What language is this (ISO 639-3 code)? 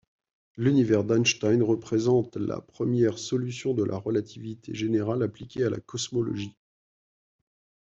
fra